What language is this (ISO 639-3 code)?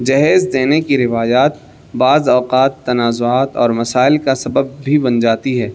urd